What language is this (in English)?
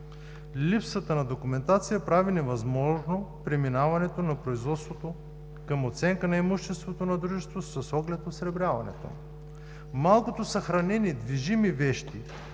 Bulgarian